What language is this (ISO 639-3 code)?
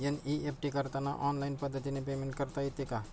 mar